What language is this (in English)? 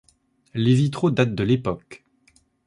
French